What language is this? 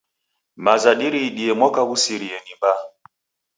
Taita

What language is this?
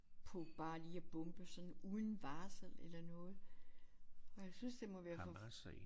Danish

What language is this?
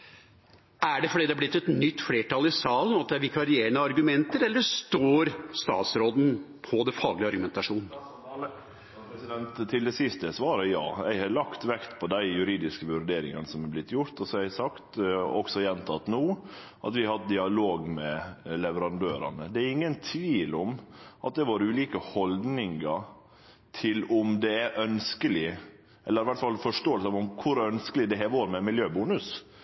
Norwegian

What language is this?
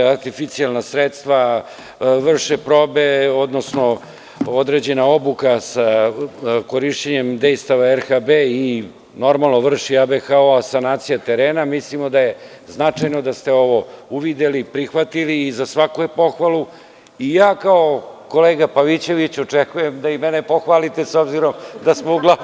Serbian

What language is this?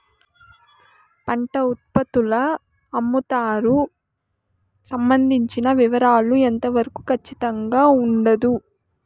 Telugu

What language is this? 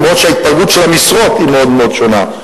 Hebrew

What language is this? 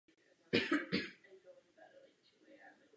Czech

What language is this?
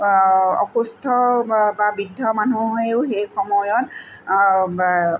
Assamese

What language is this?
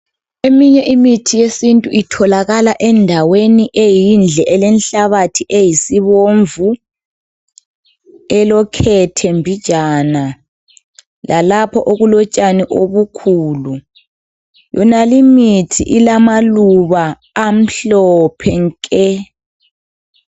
North Ndebele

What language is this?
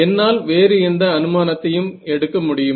Tamil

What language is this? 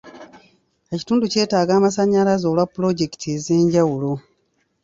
Ganda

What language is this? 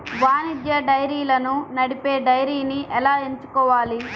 Telugu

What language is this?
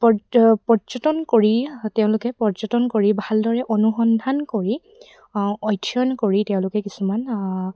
Assamese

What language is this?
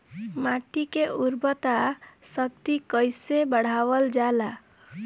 Bhojpuri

